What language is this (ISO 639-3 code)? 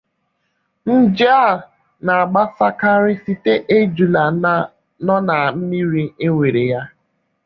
ibo